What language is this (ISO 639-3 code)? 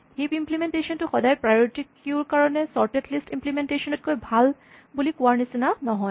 asm